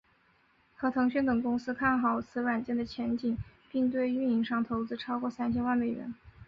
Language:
Chinese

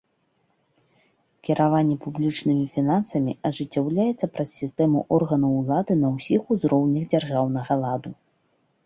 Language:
Belarusian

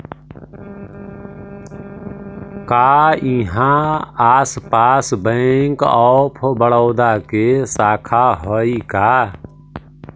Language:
Magahi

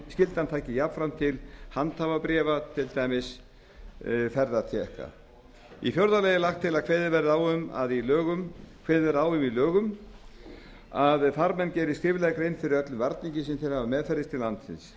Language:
Icelandic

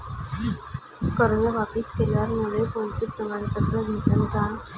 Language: Marathi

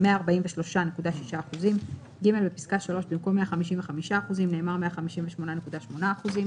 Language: Hebrew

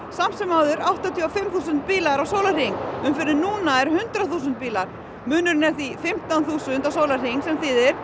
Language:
Icelandic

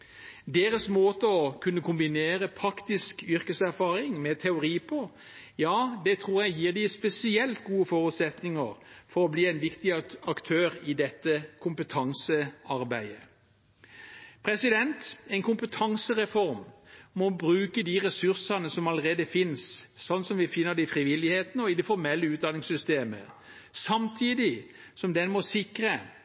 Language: Norwegian Bokmål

